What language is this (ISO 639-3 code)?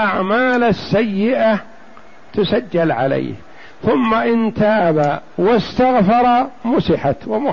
ara